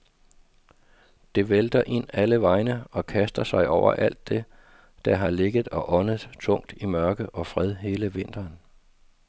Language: Danish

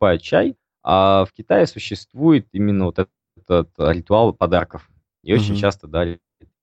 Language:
Russian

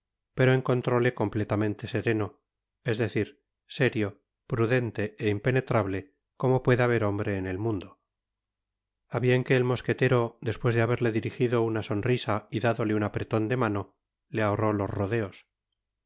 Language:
Spanish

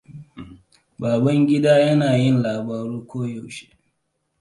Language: Hausa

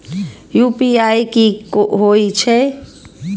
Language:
Maithili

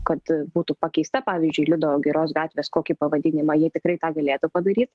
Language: Lithuanian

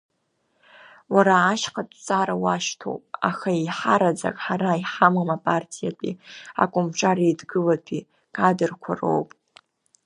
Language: Abkhazian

